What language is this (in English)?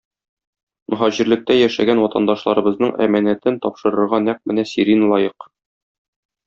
Tatar